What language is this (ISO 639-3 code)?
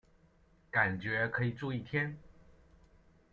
zho